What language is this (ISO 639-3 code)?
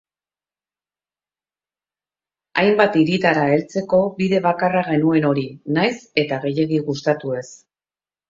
eus